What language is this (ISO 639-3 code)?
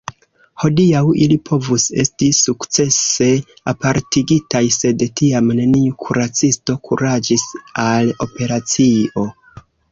epo